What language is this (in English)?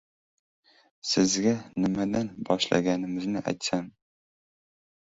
Uzbek